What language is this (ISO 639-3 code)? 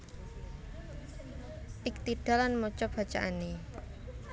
jav